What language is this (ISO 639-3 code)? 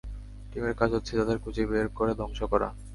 ben